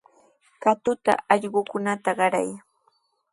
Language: Sihuas Ancash Quechua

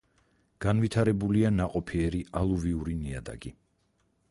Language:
Georgian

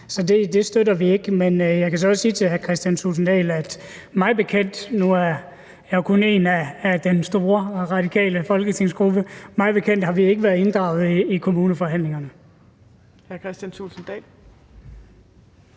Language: Danish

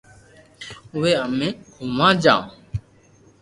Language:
Loarki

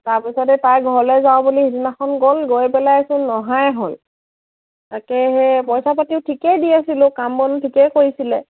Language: Assamese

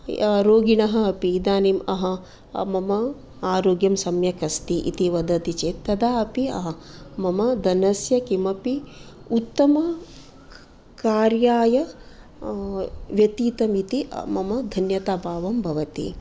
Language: Sanskrit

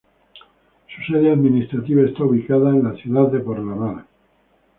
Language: Spanish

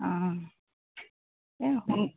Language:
Assamese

